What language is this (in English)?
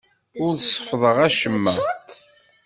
Kabyle